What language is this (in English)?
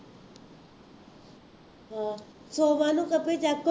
Punjabi